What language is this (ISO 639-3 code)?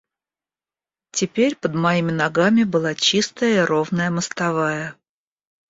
rus